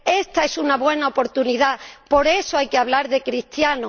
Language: Spanish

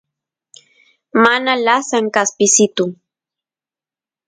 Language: Santiago del Estero Quichua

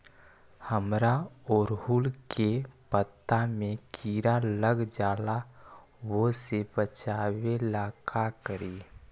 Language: Magahi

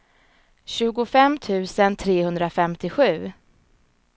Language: Swedish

